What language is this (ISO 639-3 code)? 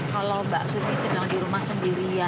ind